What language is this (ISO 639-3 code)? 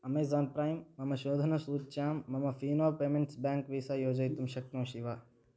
san